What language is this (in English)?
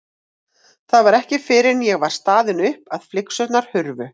Icelandic